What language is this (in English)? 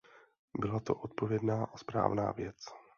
Czech